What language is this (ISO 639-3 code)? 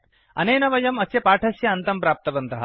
san